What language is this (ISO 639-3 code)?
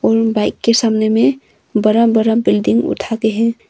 hin